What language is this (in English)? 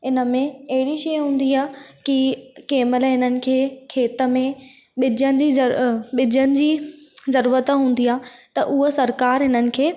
Sindhi